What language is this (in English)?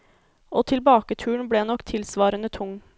Norwegian